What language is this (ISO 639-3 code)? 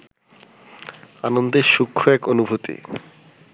ben